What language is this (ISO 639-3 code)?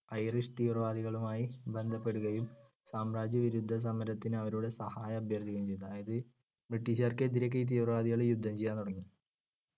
mal